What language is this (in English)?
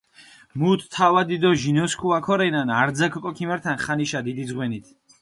Mingrelian